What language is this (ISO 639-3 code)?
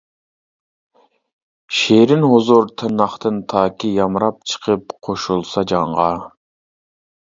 uig